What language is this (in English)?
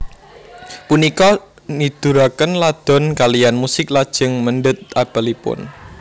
Javanese